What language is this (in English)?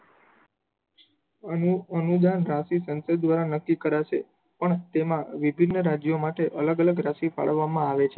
Gujarati